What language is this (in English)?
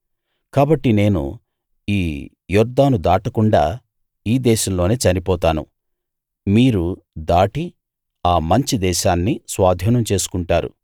Telugu